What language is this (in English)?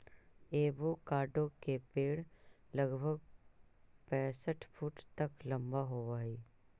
Magahi